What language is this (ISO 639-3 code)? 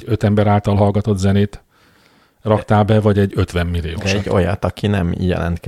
hun